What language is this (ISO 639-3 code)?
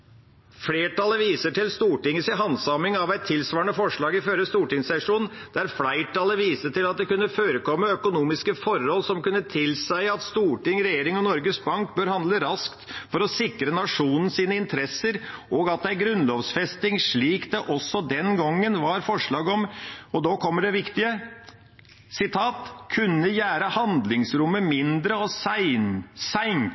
nob